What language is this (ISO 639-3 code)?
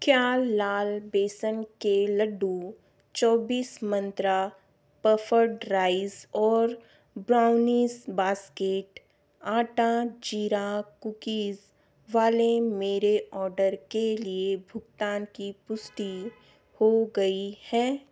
hin